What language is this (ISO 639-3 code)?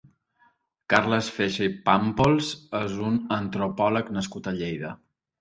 cat